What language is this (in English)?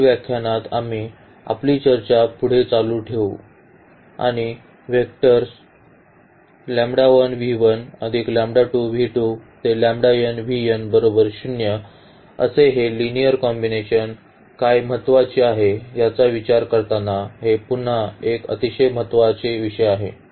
Marathi